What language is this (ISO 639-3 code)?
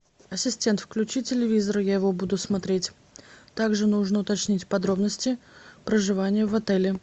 rus